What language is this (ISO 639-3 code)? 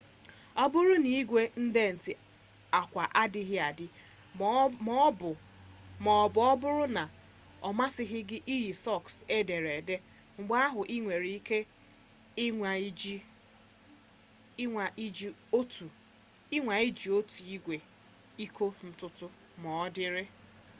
ibo